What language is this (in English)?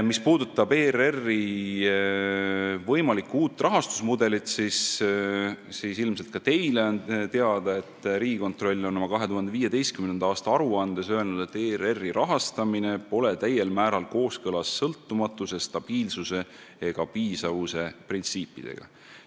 Estonian